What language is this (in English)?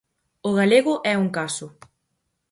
Galician